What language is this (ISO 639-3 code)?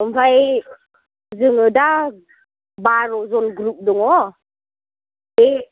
brx